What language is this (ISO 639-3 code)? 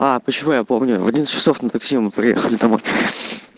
rus